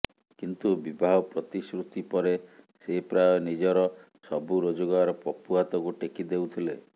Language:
Odia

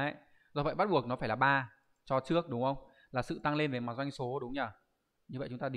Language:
Vietnamese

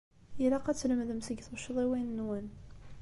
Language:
Kabyle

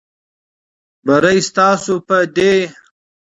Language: Pashto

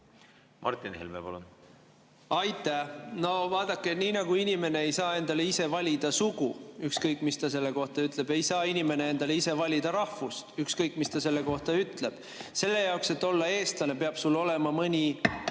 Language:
Estonian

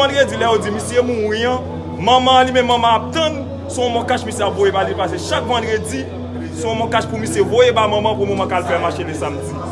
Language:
French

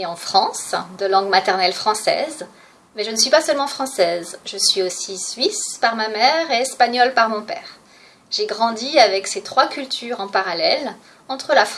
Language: French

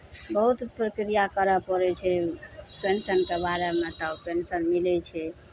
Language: Maithili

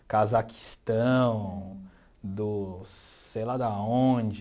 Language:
Portuguese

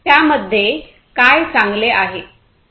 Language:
Marathi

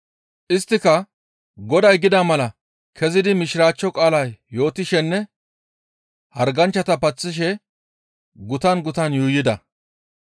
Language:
Gamo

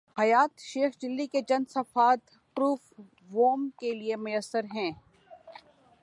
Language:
Urdu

